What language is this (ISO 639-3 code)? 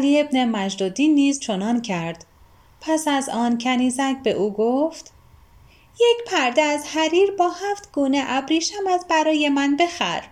fas